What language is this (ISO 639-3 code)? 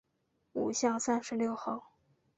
zho